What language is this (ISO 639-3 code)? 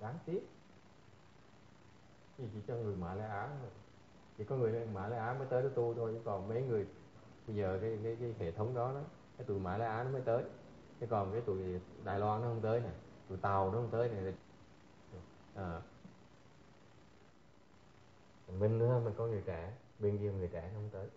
vie